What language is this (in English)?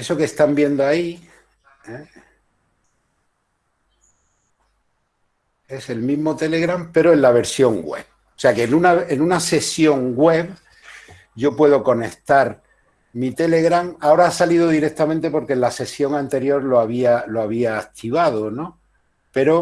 Spanish